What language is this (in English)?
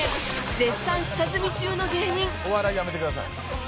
Japanese